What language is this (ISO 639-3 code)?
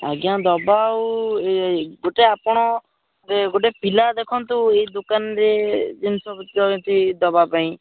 ori